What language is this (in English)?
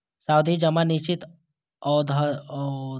Maithili